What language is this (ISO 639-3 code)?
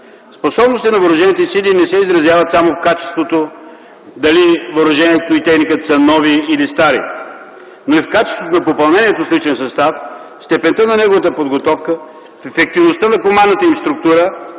bul